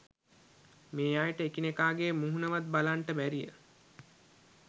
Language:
Sinhala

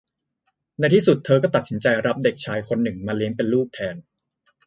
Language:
Thai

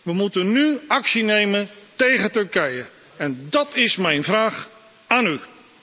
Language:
Dutch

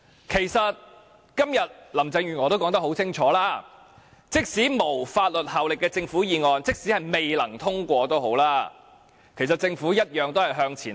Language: Cantonese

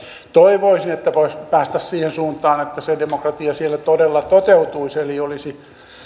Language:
Finnish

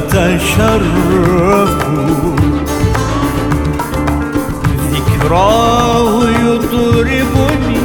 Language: Turkish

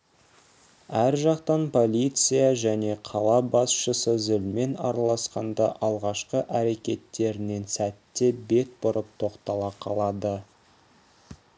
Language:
Kazakh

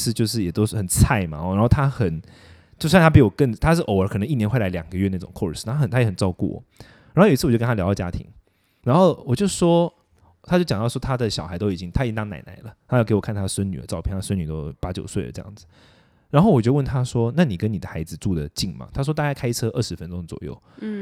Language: Chinese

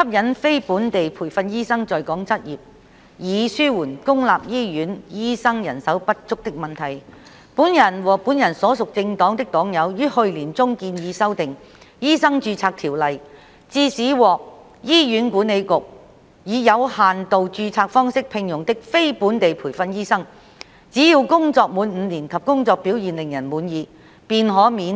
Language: Cantonese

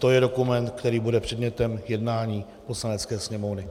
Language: Czech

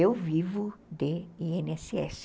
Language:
Portuguese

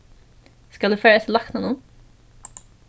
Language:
Faroese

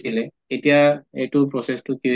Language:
Assamese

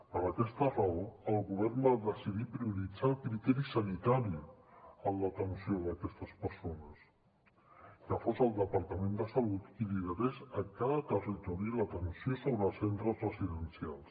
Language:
Catalan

